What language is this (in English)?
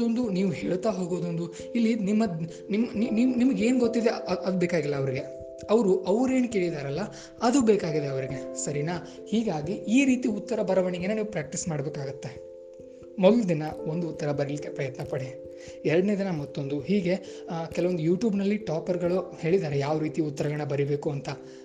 Kannada